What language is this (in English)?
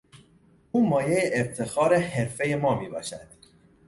Persian